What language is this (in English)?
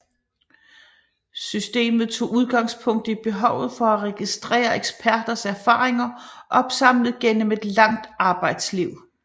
Danish